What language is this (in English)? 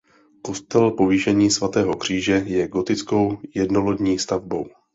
Czech